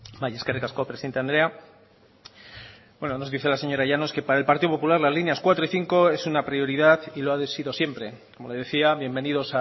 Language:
Spanish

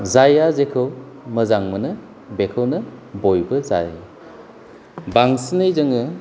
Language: Bodo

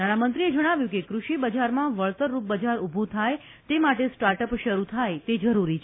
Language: Gujarati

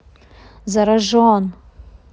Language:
Russian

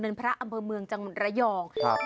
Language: Thai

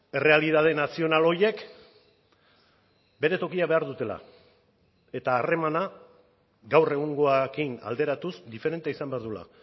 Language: Basque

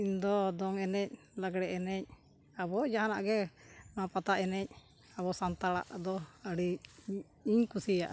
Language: Santali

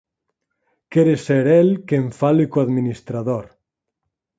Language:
Galician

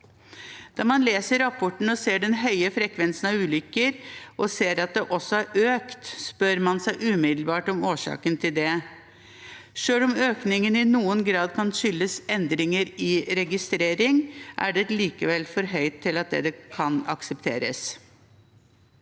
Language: Norwegian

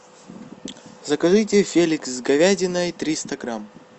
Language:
Russian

